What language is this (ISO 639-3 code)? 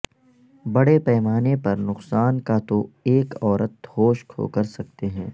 urd